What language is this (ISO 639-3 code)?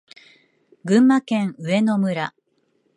jpn